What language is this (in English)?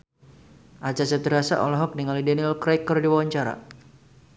Sundanese